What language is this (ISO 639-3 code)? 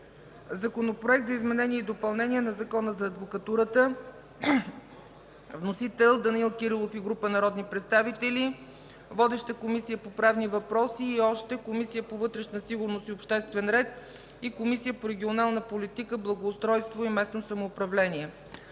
bul